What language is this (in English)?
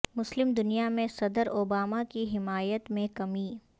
Urdu